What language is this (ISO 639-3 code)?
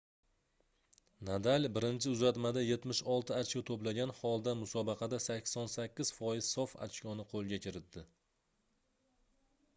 uzb